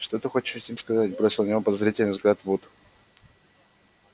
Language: Russian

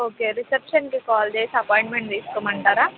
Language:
Telugu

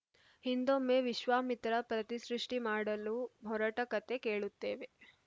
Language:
Kannada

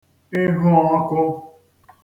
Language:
Igbo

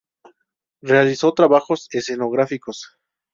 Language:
Spanish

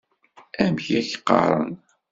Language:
Kabyle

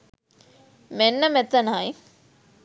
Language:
Sinhala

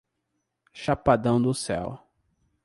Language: Portuguese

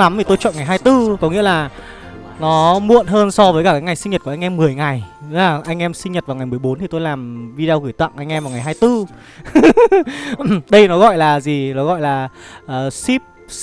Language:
Vietnamese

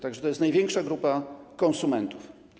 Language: Polish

